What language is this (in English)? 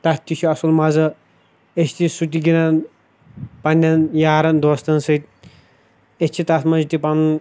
Kashmiri